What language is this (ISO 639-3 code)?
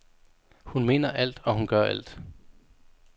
dan